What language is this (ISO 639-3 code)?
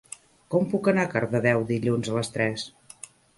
cat